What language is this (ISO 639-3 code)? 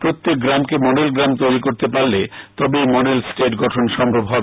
ben